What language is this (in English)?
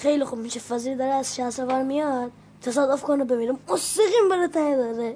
Persian